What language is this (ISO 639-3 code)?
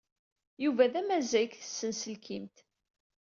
kab